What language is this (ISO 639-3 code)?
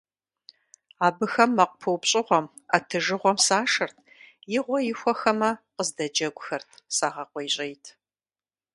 kbd